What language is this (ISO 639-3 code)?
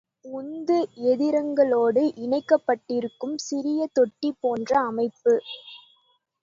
tam